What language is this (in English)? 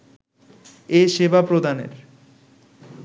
Bangla